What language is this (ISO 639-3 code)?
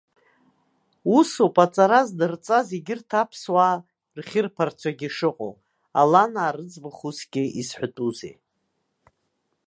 abk